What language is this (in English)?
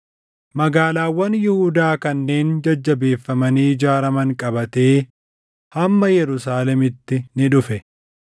Oromo